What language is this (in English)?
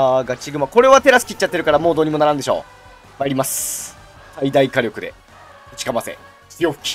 Japanese